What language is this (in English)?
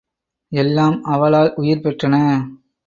Tamil